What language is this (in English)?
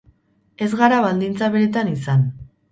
Basque